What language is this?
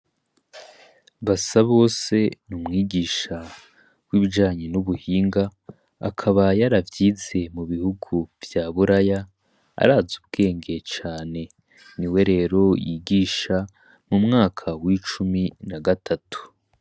Rundi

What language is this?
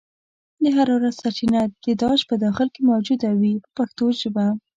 Pashto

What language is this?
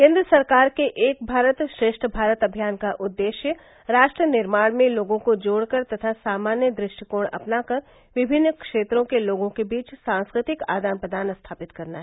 Hindi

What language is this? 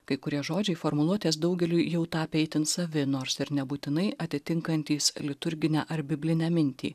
Lithuanian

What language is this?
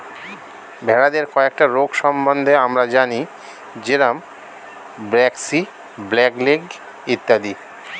Bangla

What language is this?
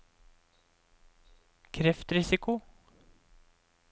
Norwegian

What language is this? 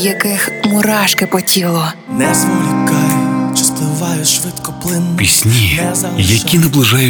Ukrainian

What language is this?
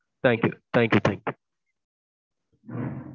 Tamil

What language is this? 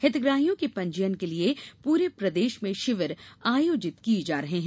Hindi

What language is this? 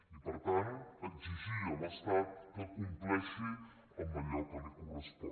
Catalan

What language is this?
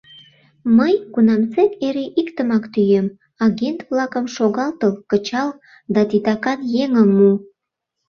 Mari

